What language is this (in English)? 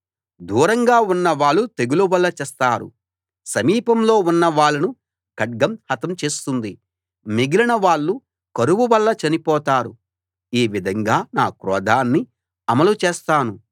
Telugu